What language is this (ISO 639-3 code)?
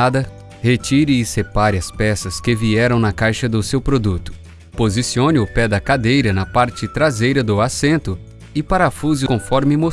por